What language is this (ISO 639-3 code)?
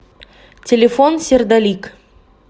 rus